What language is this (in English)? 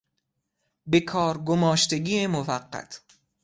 Persian